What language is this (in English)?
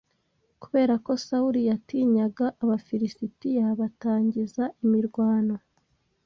Kinyarwanda